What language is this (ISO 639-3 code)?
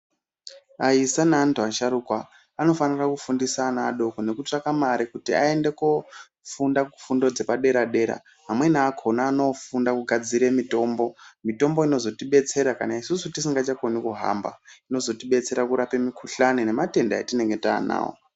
ndc